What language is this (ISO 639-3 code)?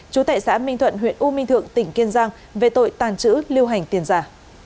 vie